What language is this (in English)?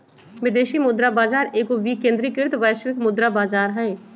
Magahi